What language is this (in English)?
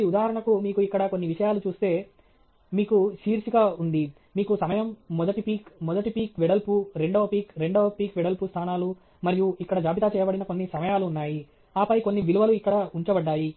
Telugu